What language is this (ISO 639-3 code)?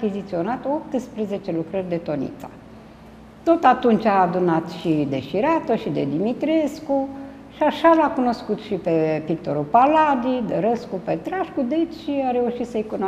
ron